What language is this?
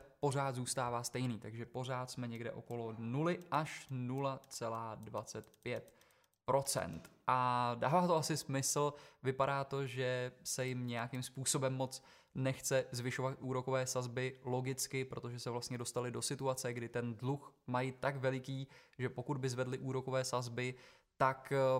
Czech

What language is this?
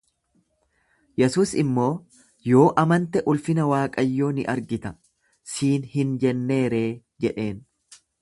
Oromo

